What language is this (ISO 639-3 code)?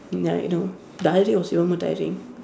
eng